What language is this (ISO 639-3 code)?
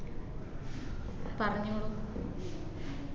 mal